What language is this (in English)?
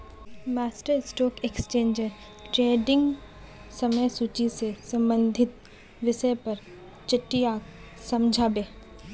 Magahi